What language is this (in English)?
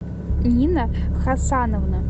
Russian